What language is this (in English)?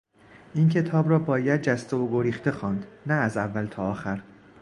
Persian